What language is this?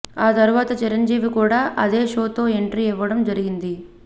Telugu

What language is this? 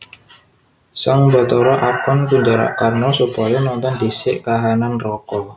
Javanese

